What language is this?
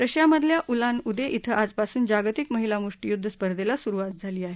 Marathi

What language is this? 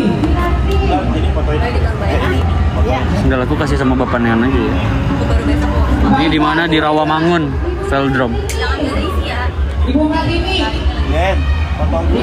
Indonesian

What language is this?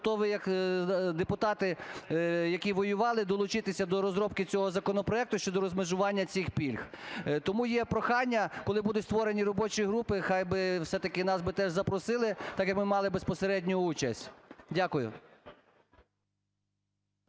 Ukrainian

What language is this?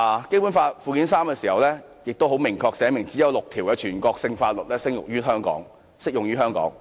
Cantonese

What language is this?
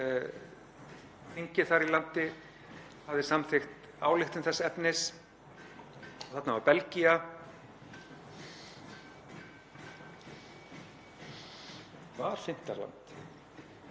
Icelandic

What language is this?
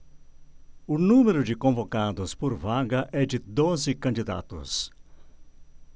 Portuguese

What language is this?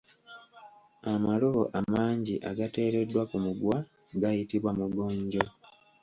Ganda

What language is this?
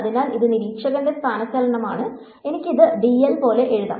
Malayalam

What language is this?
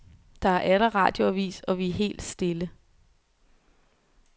Danish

